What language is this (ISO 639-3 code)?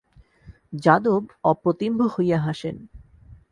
ben